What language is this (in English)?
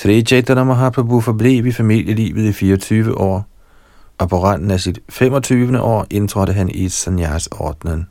Danish